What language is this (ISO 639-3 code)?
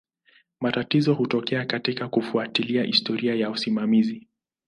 swa